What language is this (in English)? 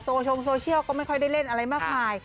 Thai